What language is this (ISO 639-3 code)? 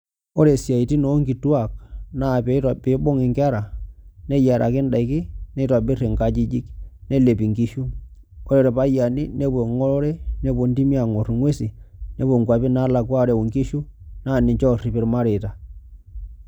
mas